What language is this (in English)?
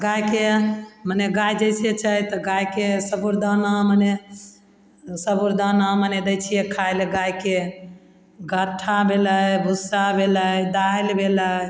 Maithili